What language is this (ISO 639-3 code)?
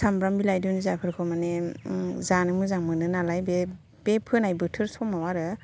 brx